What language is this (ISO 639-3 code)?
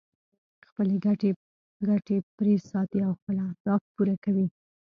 pus